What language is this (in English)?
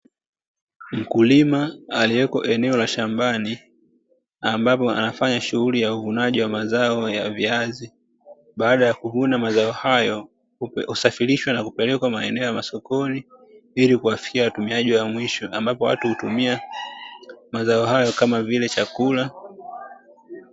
Swahili